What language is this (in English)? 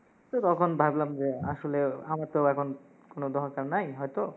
Bangla